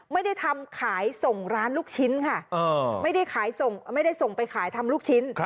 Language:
Thai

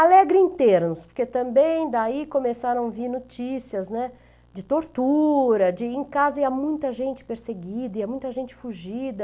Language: Portuguese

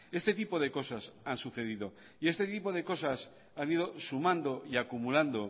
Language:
Spanish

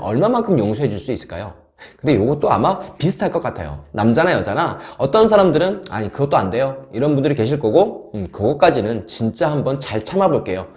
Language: Korean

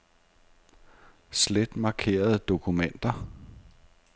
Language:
Danish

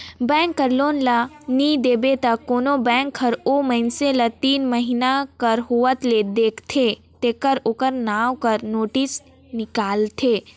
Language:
Chhattisgarhi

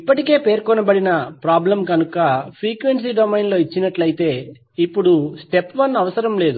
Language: Telugu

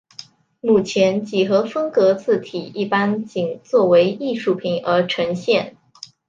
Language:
Chinese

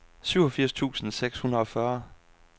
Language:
Danish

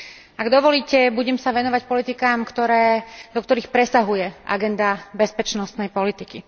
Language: Slovak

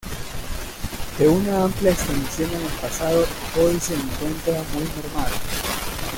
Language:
Spanish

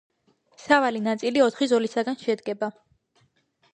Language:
Georgian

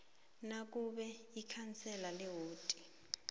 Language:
South Ndebele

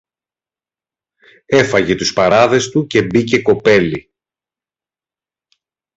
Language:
Greek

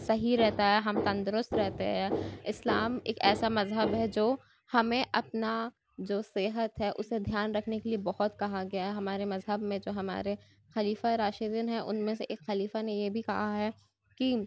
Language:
Urdu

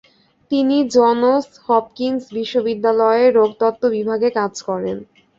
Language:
Bangla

